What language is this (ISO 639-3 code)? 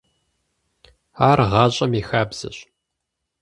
kbd